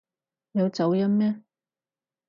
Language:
Cantonese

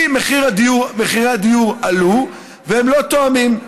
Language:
Hebrew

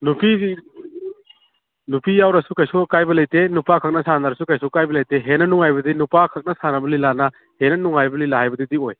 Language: Manipuri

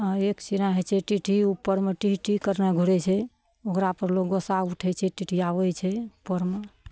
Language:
Maithili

